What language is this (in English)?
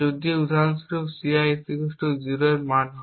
Bangla